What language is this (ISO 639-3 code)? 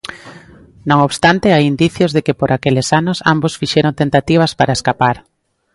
glg